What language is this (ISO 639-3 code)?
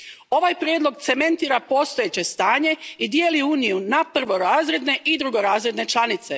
hrv